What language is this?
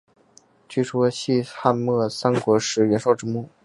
Chinese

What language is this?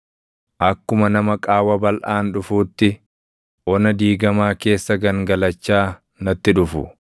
Oromo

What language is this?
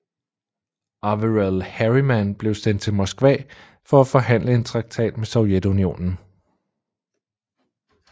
Danish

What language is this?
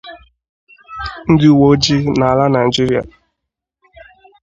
Igbo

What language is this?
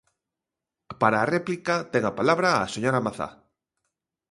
Galician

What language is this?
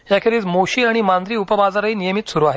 Marathi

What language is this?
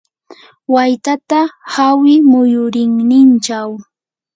Yanahuanca Pasco Quechua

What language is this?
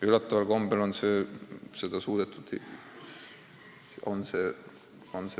Estonian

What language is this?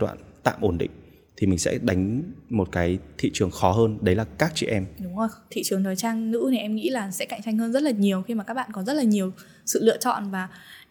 Vietnamese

